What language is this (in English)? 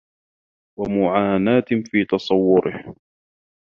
Arabic